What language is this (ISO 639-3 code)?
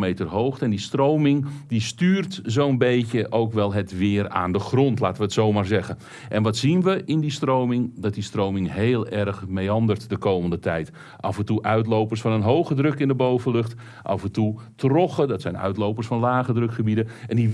nld